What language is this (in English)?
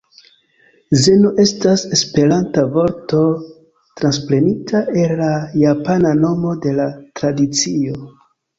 Esperanto